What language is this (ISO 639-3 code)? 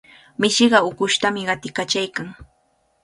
qvl